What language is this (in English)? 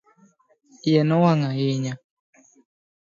Luo (Kenya and Tanzania)